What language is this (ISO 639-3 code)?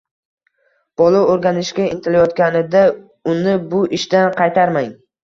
uzb